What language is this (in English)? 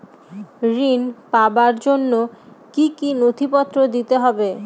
Bangla